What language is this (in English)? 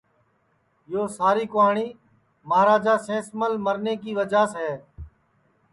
Sansi